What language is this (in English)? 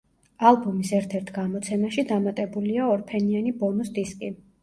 Georgian